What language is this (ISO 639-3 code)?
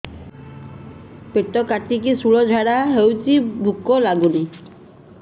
ori